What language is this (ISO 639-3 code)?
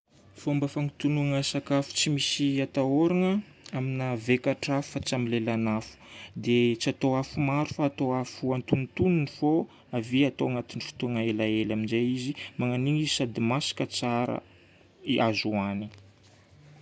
bmm